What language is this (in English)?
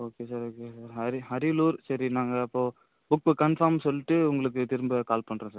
Tamil